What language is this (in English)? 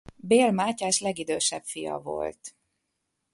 Hungarian